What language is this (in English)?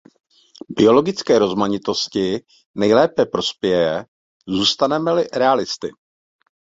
Czech